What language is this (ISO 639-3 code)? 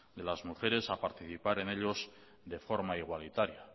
spa